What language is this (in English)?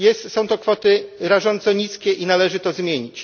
Polish